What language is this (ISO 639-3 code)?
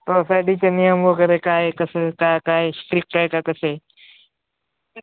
mar